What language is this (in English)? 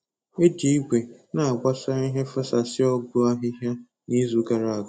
Igbo